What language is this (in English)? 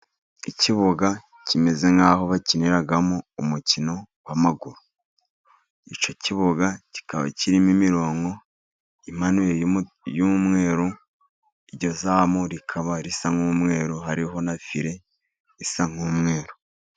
Kinyarwanda